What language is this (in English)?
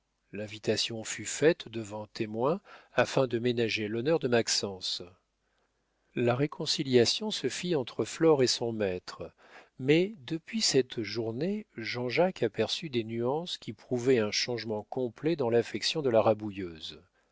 French